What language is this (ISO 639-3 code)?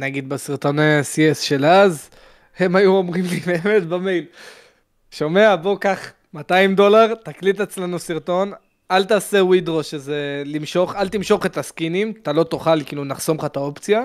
heb